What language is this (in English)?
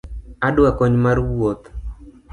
Luo (Kenya and Tanzania)